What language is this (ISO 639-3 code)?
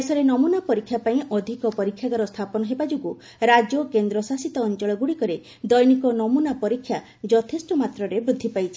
ori